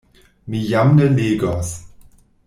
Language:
Esperanto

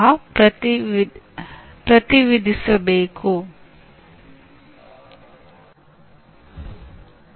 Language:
Kannada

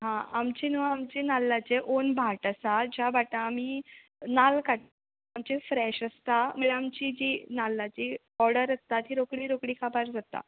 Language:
Konkani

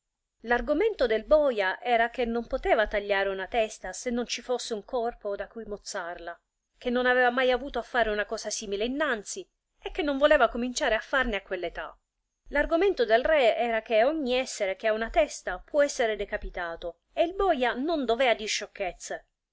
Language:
Italian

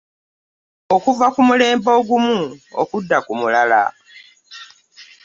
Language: Ganda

